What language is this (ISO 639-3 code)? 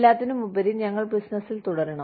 mal